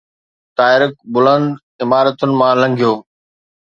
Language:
Sindhi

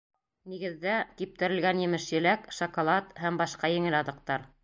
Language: Bashkir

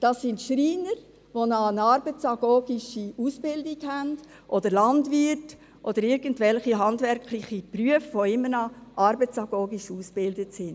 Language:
Swiss German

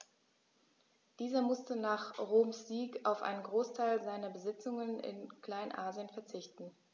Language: German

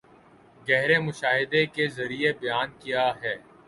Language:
Urdu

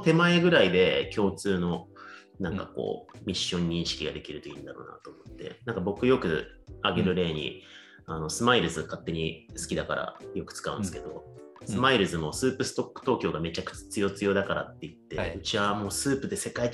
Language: Japanese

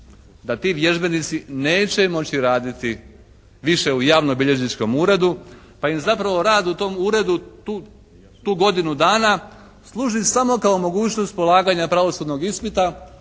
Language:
Croatian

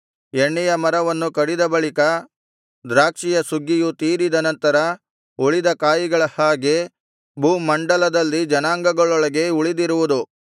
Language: Kannada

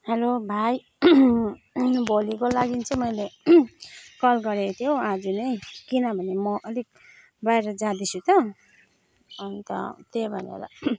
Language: Nepali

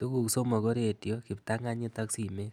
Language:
Kalenjin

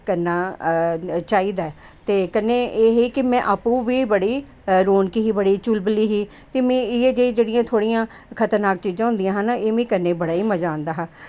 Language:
Dogri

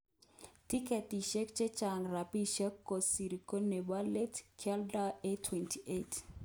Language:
Kalenjin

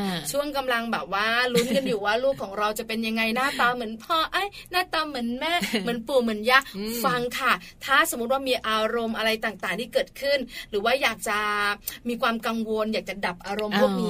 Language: Thai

